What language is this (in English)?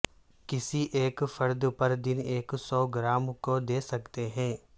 Urdu